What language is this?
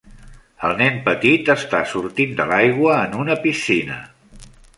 Catalan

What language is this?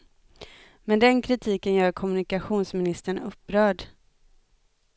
Swedish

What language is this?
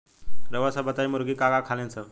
Bhojpuri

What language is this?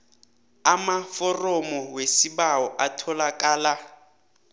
South Ndebele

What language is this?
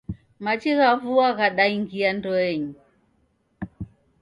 Taita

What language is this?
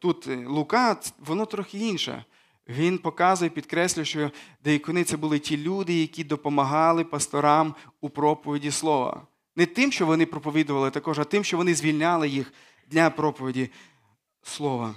Ukrainian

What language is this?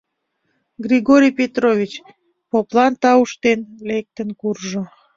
Mari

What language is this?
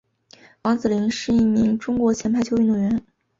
Chinese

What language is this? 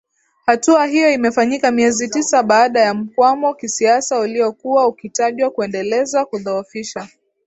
Swahili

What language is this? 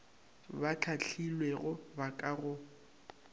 Northern Sotho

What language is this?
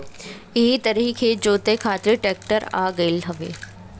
Bhojpuri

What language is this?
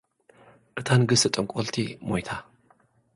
Tigrinya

